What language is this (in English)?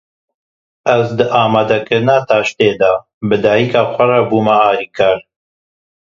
Kurdish